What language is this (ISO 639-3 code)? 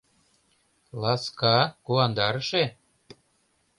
chm